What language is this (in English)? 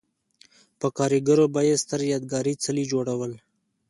Pashto